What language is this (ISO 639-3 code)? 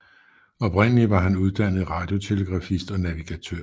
dan